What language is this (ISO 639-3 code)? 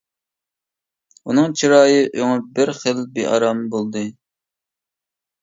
uig